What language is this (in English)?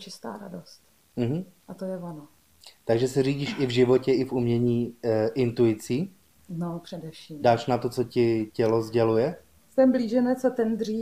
Czech